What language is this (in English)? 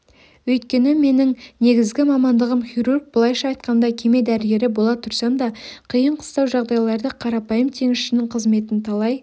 Kazakh